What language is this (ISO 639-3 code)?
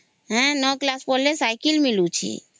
ori